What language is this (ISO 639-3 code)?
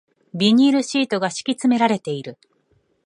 jpn